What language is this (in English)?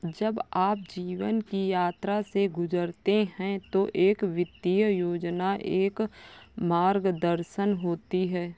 Hindi